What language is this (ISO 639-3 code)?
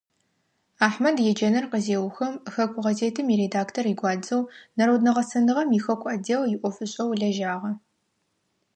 ady